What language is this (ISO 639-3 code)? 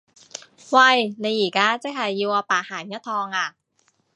yue